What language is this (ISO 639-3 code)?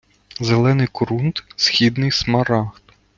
ukr